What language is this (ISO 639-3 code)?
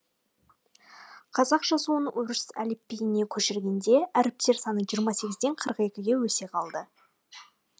kaz